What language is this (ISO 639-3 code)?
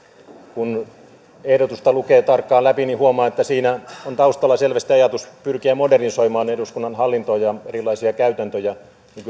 fin